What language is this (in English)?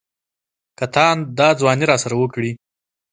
Pashto